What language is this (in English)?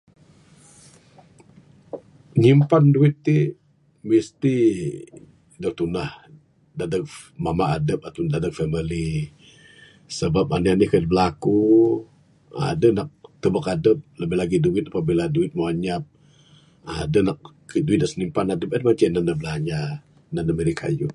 Bukar-Sadung Bidayuh